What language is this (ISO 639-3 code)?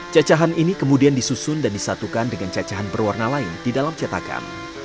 ind